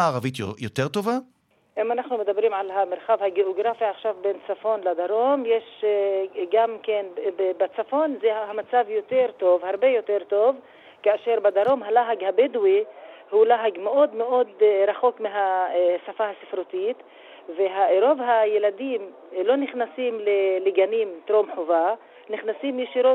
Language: Hebrew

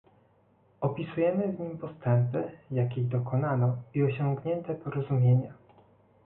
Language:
Polish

